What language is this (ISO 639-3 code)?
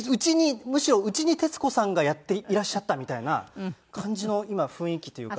jpn